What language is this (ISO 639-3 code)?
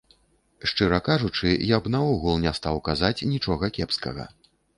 bel